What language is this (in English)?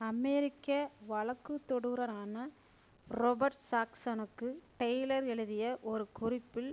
Tamil